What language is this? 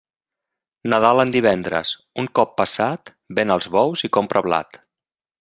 Catalan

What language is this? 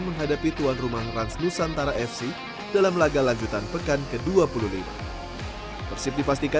Indonesian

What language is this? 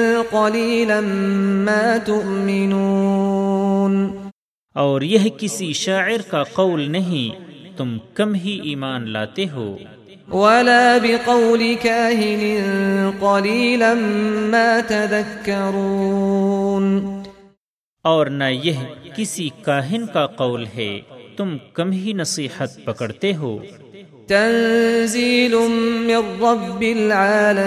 Urdu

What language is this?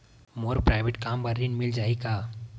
Chhattisgarhi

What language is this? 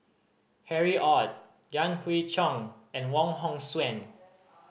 English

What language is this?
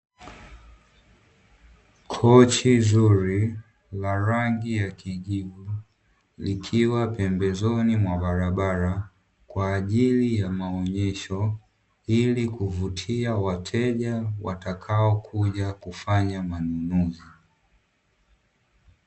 Swahili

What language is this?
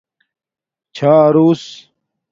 Domaaki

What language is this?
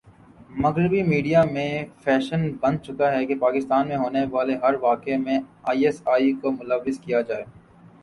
Urdu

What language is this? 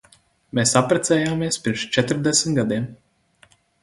Latvian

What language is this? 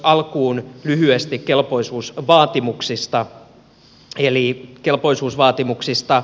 Finnish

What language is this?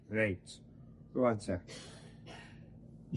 Welsh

